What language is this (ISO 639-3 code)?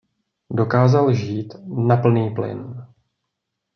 ces